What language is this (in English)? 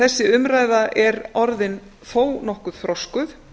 Icelandic